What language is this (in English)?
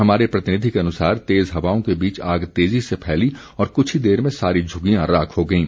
Hindi